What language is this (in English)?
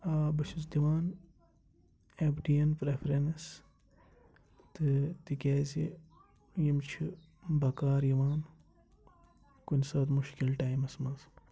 Kashmiri